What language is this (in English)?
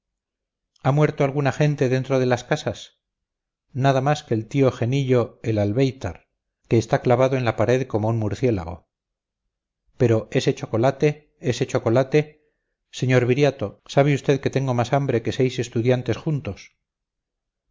Spanish